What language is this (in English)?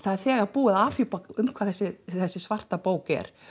Icelandic